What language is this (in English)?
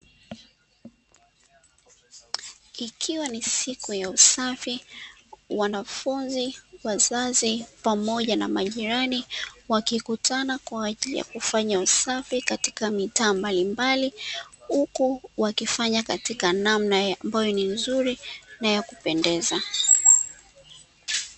Swahili